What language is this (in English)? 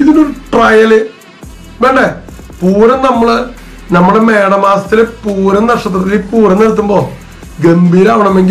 Turkish